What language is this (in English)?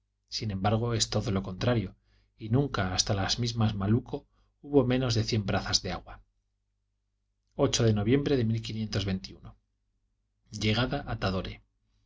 Spanish